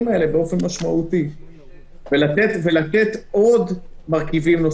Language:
Hebrew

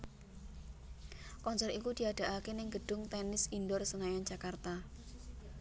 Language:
Javanese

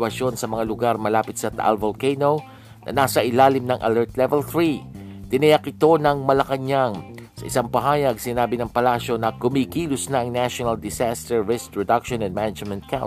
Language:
Filipino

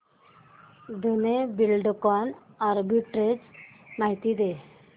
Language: Marathi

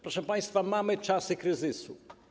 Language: Polish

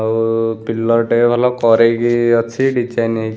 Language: Odia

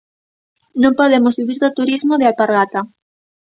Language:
Galician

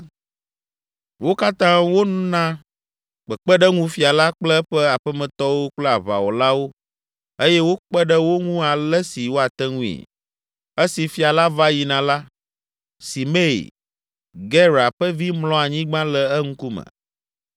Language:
Ewe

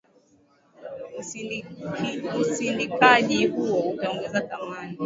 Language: Swahili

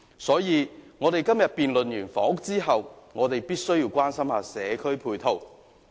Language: Cantonese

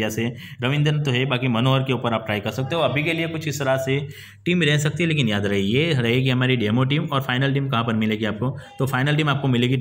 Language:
Hindi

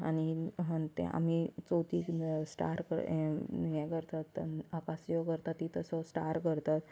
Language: Konkani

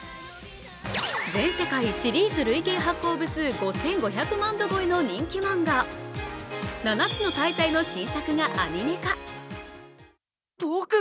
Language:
Japanese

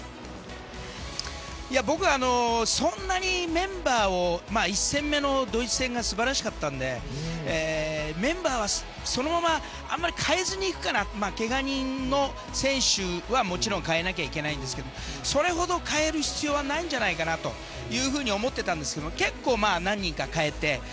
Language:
Japanese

